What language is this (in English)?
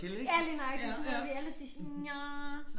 Danish